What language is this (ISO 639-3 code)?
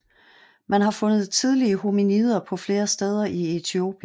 dan